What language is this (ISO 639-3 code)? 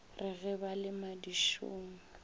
nso